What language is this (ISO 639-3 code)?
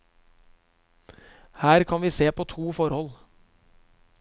nor